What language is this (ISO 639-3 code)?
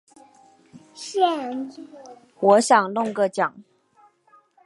zho